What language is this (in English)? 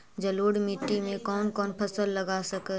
Magahi